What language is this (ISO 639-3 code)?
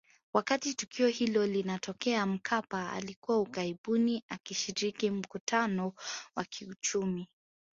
swa